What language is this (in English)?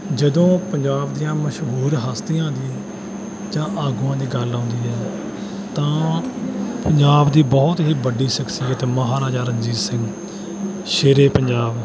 Punjabi